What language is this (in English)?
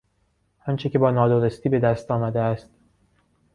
Persian